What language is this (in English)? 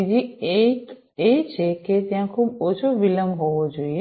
Gujarati